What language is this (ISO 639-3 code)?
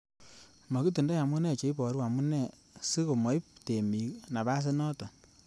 kln